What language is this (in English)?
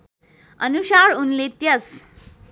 Nepali